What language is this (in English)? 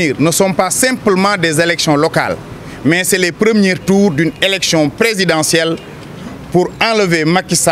French